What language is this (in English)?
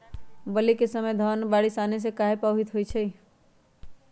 Magahi